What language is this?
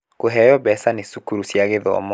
Kikuyu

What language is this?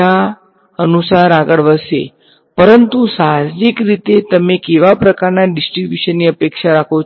Gujarati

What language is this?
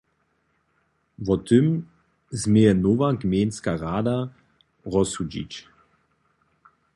Upper Sorbian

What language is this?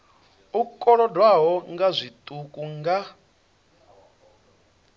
Venda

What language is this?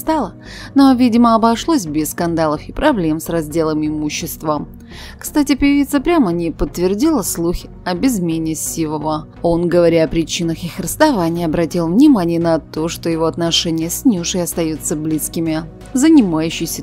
Russian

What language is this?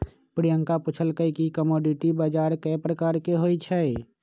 Magahi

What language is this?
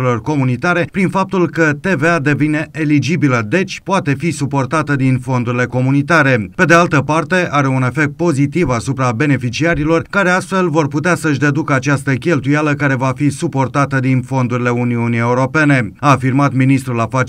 Romanian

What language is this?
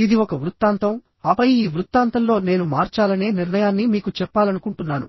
Telugu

